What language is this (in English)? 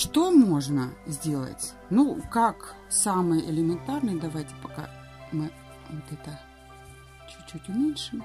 Russian